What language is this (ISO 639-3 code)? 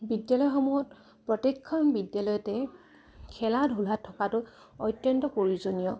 asm